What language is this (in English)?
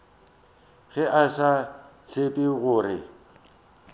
Northern Sotho